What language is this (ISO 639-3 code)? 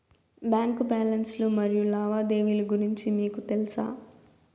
tel